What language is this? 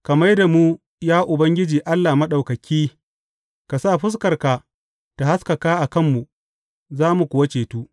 Hausa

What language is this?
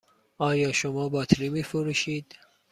Persian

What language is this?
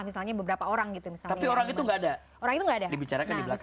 Indonesian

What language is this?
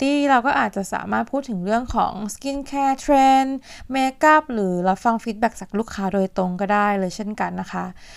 Thai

